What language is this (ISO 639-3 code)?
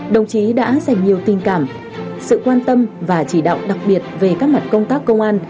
vie